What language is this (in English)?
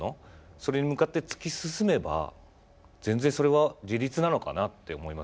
Japanese